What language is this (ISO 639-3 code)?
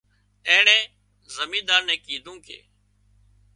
kxp